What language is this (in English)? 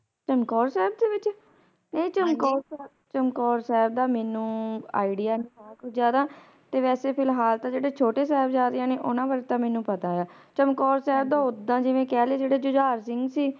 Punjabi